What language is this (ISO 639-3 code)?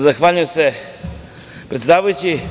srp